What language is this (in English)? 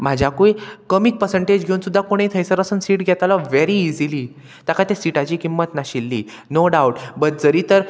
Konkani